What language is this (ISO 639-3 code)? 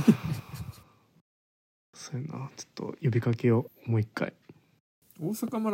jpn